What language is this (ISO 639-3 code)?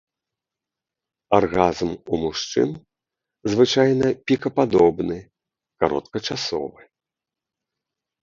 bel